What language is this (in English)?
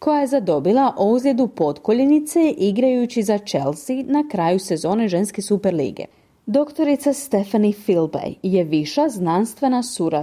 Croatian